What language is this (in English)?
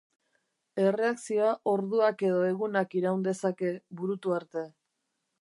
Basque